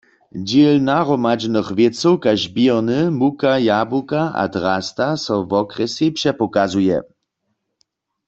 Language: Upper Sorbian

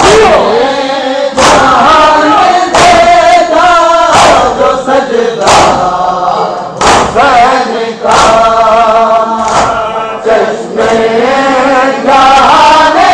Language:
Turkish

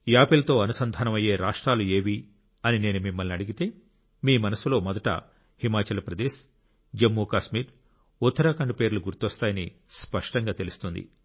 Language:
Telugu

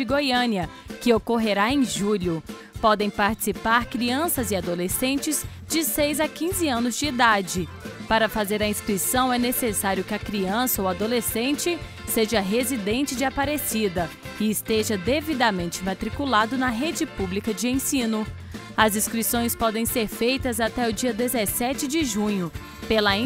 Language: Portuguese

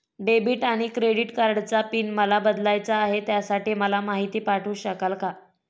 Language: Marathi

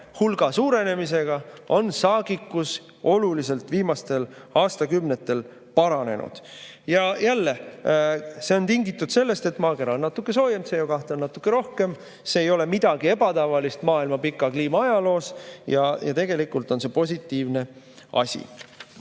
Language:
Estonian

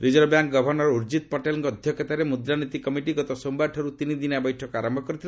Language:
Odia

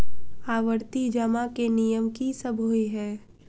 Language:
Maithili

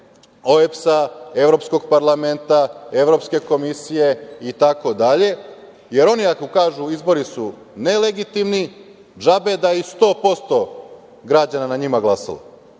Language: Serbian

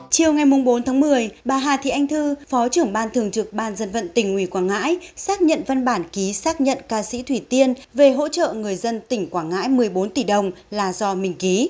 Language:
Vietnamese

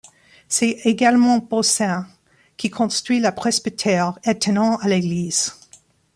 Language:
French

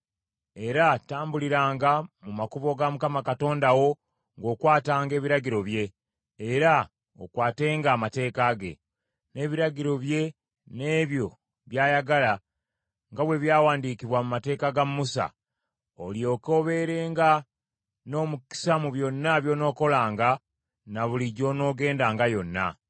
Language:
Ganda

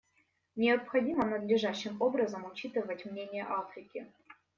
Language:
Russian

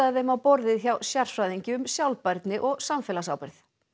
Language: Icelandic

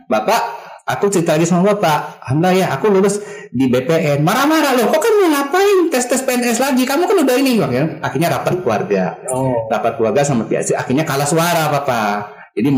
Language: Indonesian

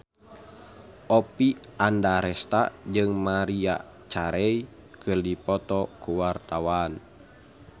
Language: Sundanese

